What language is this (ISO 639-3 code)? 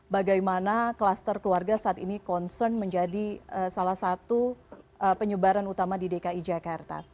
ind